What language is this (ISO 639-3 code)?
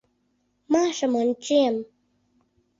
chm